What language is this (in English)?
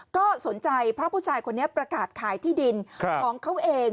Thai